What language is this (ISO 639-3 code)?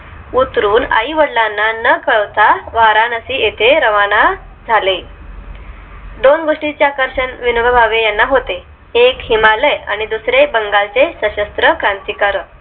mar